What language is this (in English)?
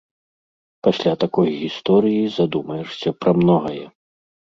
Belarusian